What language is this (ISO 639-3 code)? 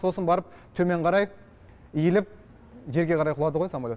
kaz